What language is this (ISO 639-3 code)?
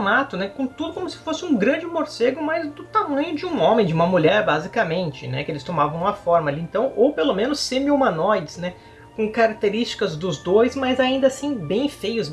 por